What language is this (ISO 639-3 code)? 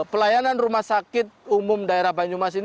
ind